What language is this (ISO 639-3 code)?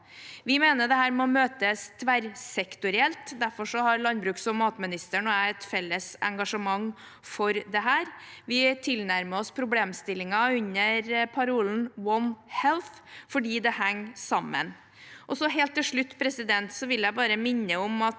nor